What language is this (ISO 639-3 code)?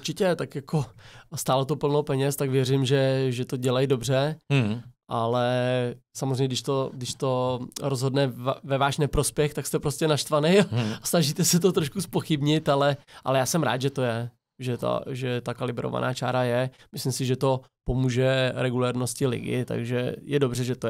ces